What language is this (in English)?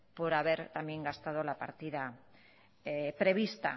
Spanish